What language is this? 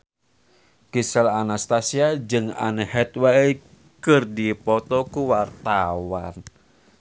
Sundanese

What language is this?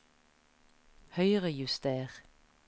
Norwegian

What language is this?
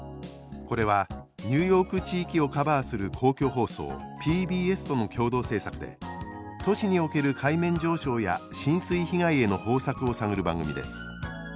Japanese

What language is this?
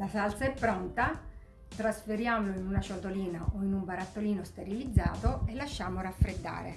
Italian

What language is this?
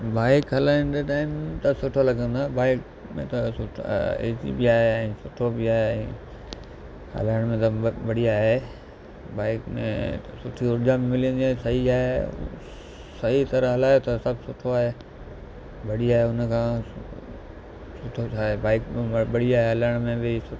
Sindhi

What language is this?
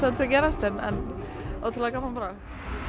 Icelandic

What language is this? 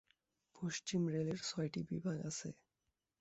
Bangla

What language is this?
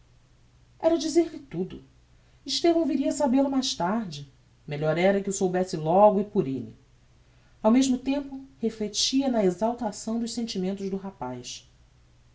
Portuguese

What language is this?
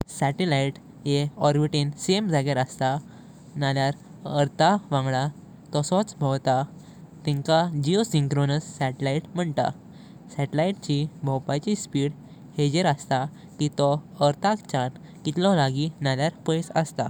Konkani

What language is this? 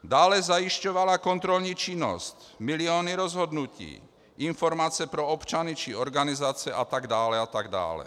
Czech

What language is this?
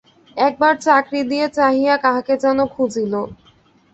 Bangla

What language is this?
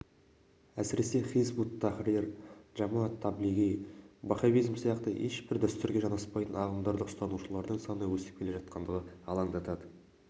Kazakh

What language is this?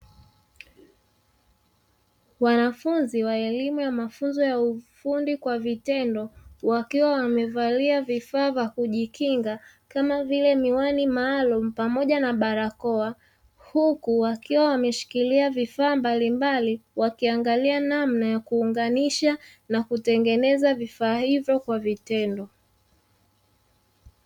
Swahili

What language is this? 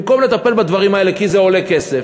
Hebrew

